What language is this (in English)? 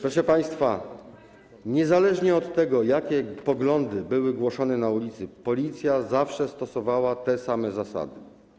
Polish